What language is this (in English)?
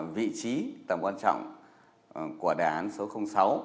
Vietnamese